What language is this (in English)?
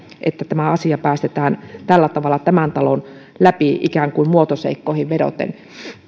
Finnish